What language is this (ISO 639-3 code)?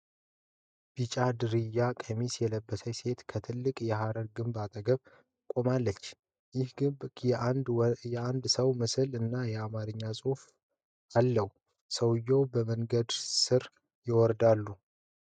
amh